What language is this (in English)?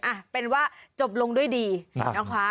Thai